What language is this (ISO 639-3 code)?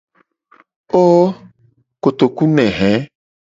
gej